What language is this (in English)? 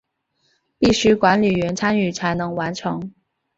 Chinese